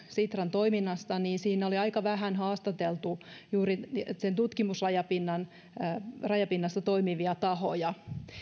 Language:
Finnish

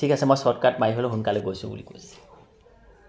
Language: Assamese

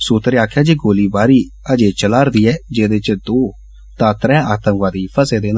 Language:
Dogri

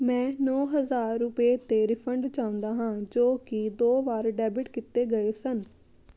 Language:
Punjabi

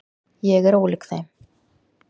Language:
Icelandic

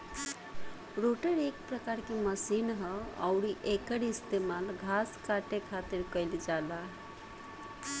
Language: Bhojpuri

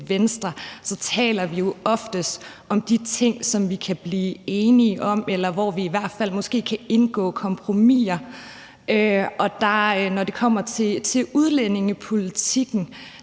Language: Danish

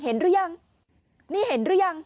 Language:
Thai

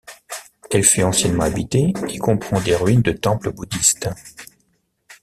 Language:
French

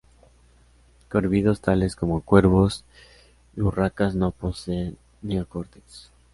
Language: Spanish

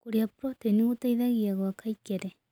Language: Kikuyu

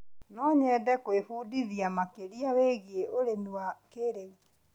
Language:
Kikuyu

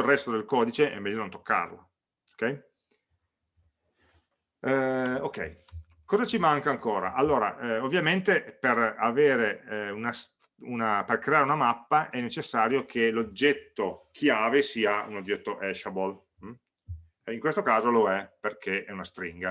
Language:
Italian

